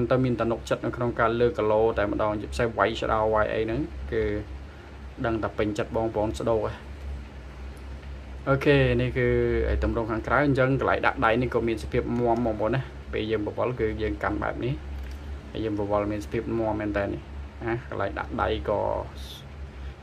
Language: Thai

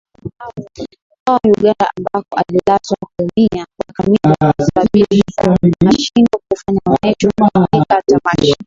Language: Swahili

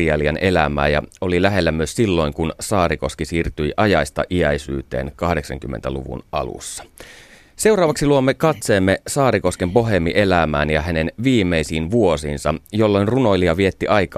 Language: Finnish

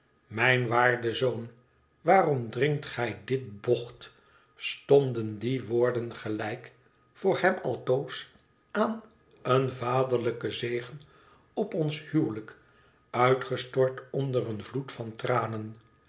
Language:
Dutch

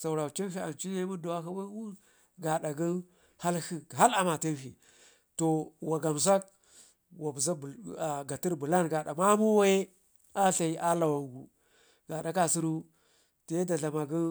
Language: Ngizim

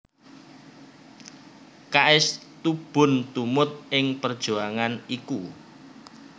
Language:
Javanese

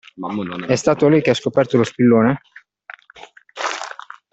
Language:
Italian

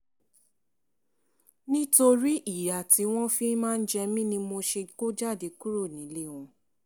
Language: Yoruba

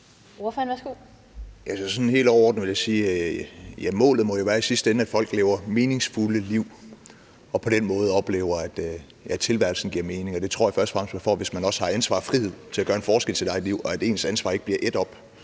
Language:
Danish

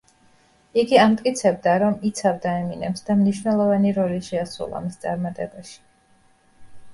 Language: Georgian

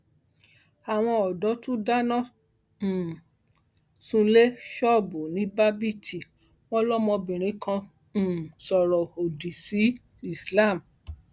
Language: Yoruba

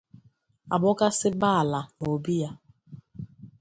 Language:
Igbo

